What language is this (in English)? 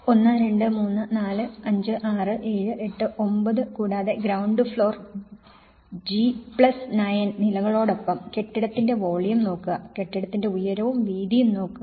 Malayalam